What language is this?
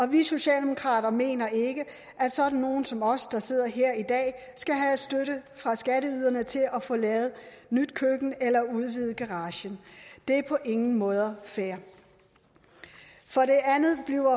Danish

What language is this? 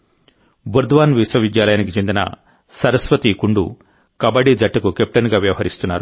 Telugu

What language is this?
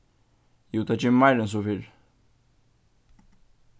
Faroese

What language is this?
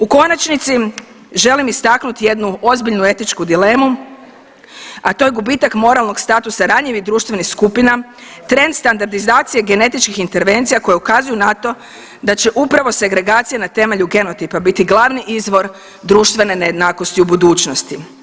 Croatian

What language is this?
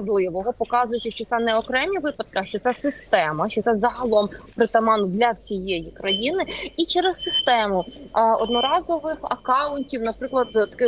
Ukrainian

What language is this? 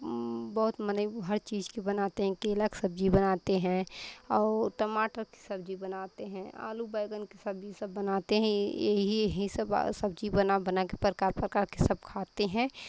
Hindi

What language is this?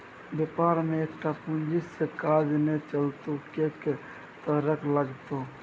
Maithili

